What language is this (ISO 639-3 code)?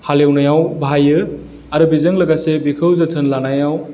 brx